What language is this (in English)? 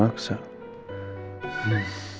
Indonesian